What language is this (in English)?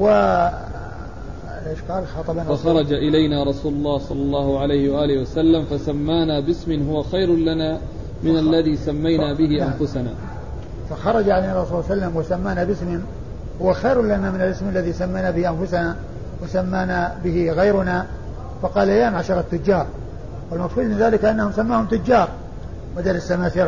Arabic